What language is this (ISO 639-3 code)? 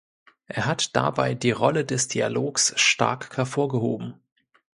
deu